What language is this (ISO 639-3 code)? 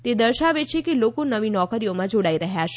guj